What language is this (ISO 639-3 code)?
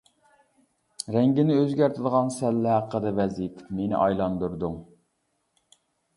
uig